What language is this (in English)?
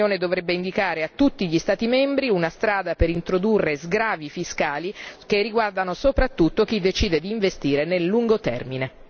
Italian